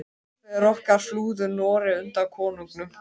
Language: Icelandic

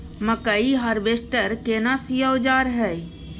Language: Maithili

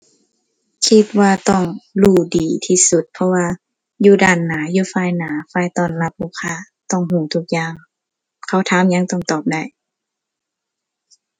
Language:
Thai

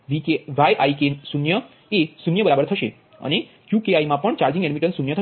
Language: Gujarati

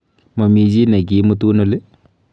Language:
Kalenjin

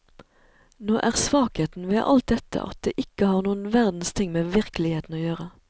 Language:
Norwegian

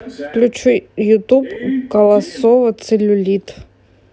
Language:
Russian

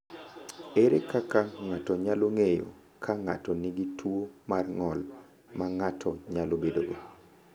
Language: Luo (Kenya and Tanzania)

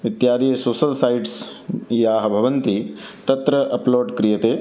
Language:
Sanskrit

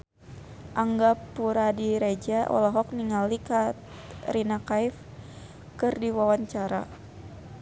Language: Sundanese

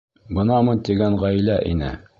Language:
Bashkir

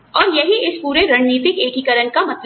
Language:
Hindi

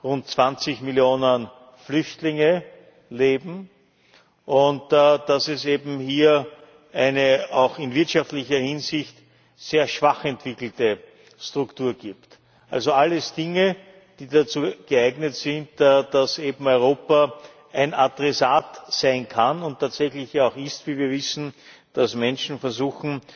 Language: German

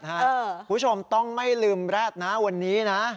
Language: Thai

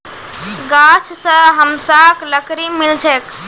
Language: Magahi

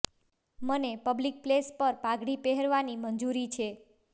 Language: Gujarati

